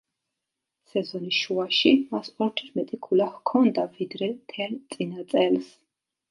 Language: Georgian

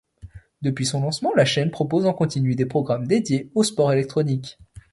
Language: French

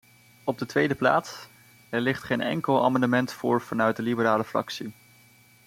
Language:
Dutch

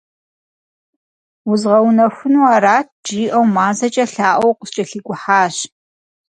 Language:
Kabardian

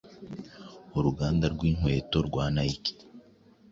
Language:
Kinyarwanda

